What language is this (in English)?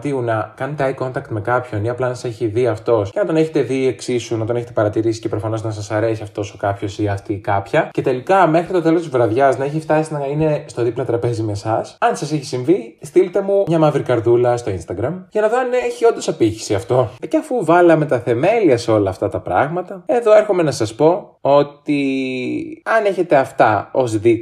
Greek